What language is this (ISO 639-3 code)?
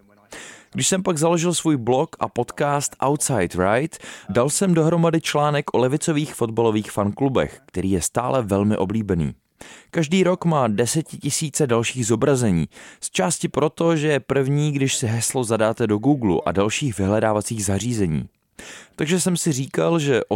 ces